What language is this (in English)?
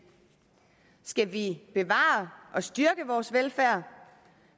Danish